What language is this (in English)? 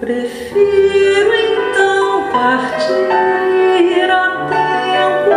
Portuguese